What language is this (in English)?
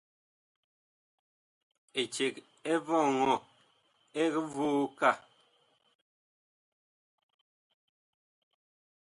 Bakoko